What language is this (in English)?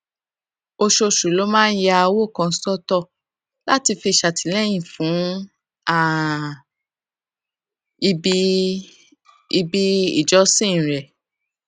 Yoruba